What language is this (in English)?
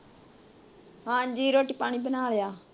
Punjabi